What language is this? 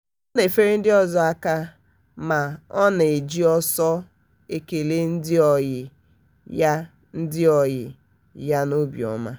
Igbo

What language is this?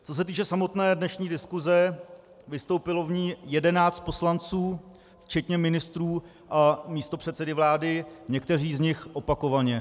Czech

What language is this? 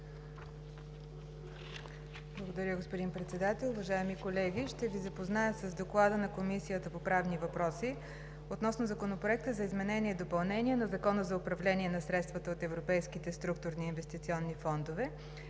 Bulgarian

